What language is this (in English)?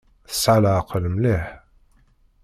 Kabyle